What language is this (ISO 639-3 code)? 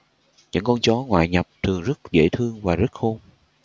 vie